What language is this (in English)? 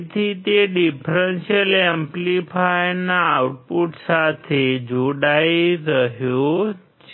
Gujarati